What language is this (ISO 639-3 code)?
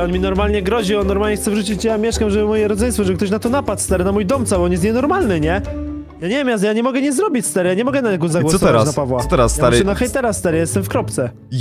pol